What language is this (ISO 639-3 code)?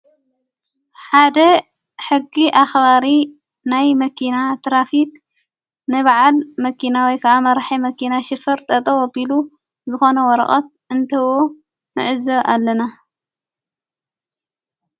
tir